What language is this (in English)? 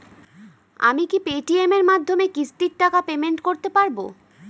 Bangla